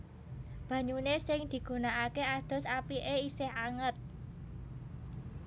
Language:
Javanese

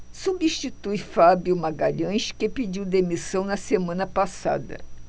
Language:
Portuguese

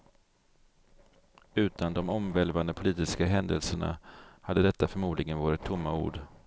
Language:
Swedish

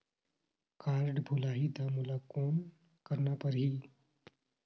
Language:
Chhattisgarhi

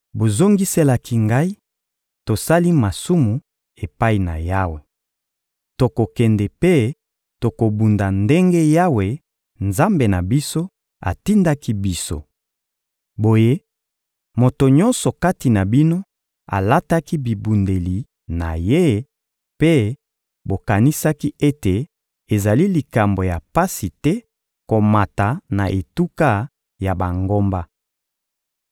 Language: Lingala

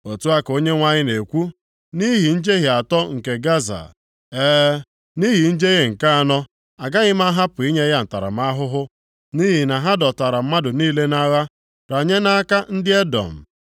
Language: Igbo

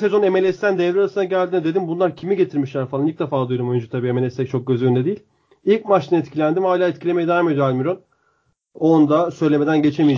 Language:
Turkish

